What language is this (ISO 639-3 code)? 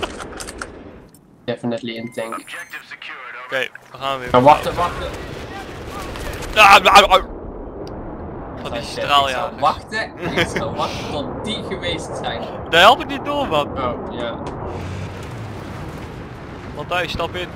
nld